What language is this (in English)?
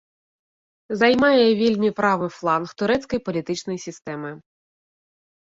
Belarusian